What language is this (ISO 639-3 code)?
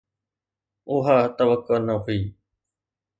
snd